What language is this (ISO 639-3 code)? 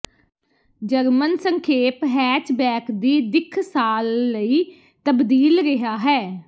pan